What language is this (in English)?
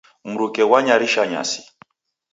Taita